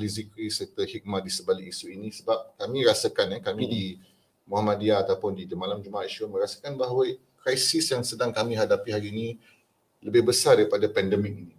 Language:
Malay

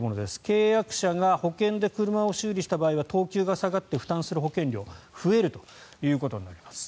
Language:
Japanese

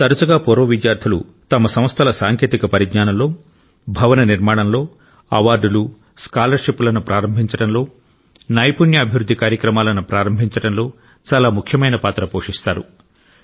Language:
Telugu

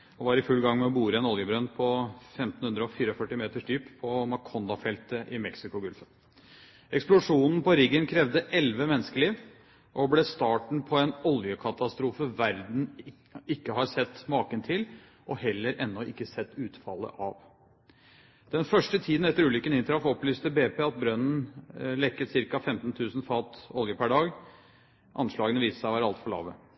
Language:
Norwegian Bokmål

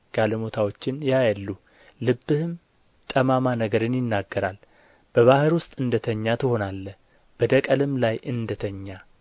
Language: Amharic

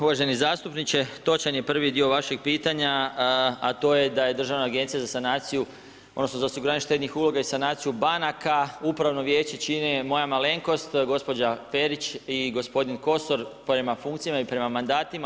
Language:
Croatian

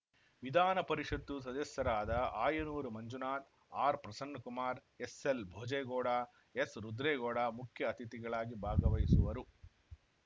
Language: Kannada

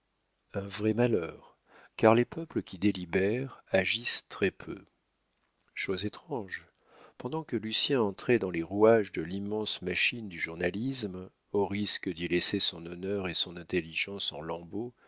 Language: French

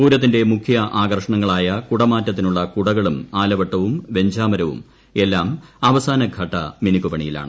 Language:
Malayalam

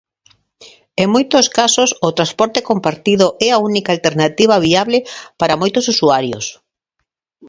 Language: Galician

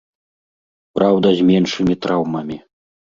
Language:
Belarusian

